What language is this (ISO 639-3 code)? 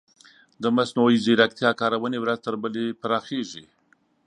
pus